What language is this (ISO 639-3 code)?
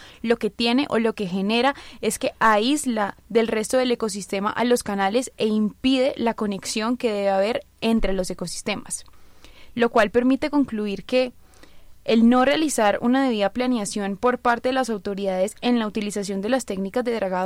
spa